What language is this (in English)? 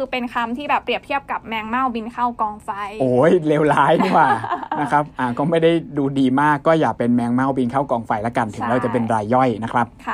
Thai